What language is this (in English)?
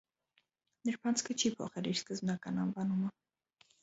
Armenian